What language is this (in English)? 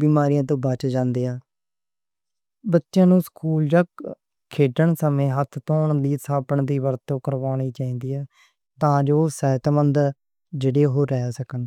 Western Panjabi